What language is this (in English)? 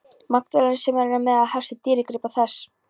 Icelandic